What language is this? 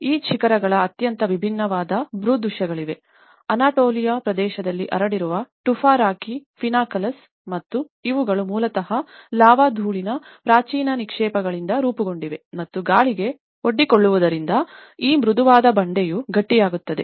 Kannada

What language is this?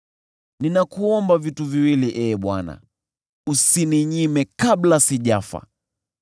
Swahili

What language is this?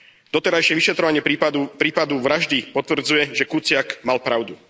Slovak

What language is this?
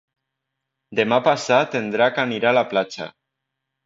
Catalan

